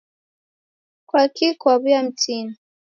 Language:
Taita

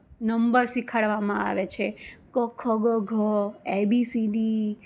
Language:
Gujarati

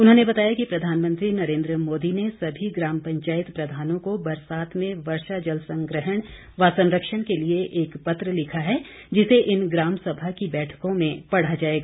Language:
Hindi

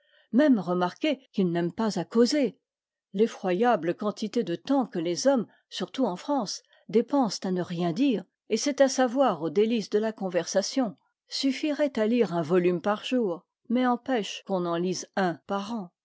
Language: French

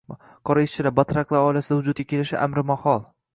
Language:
Uzbek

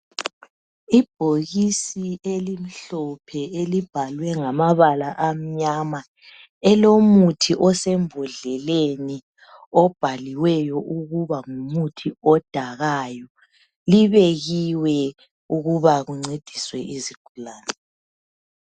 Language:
North Ndebele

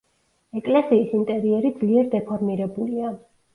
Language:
Georgian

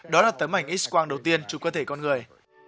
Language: Vietnamese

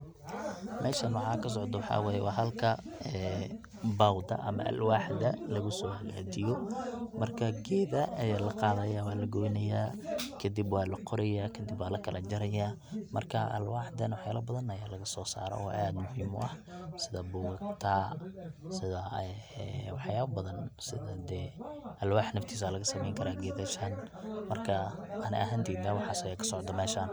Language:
Somali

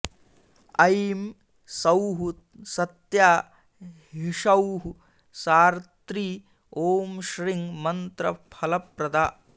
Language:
Sanskrit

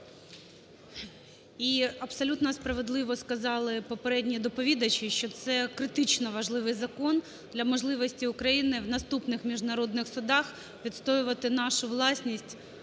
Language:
Ukrainian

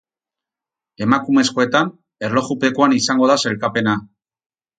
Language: Basque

